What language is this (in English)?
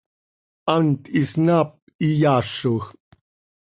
Seri